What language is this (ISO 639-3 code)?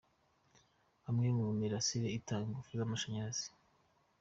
kin